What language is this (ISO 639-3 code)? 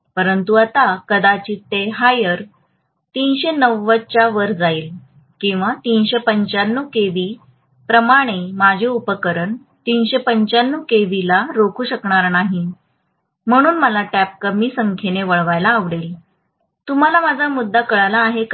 mar